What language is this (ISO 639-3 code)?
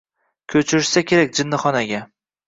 uzb